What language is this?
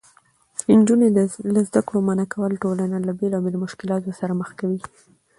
Pashto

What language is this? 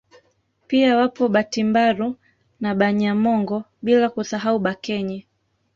Swahili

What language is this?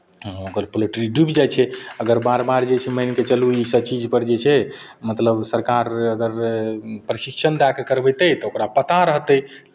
Maithili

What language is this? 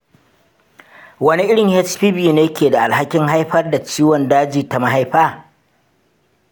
Hausa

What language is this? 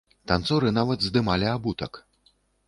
Belarusian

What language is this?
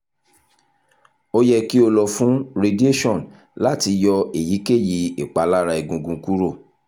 Yoruba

